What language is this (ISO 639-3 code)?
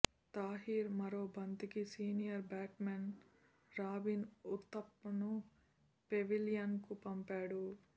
tel